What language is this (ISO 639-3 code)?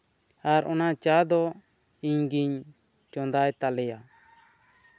sat